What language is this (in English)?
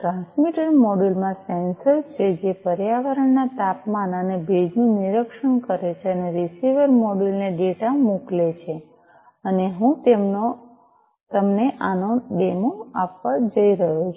Gujarati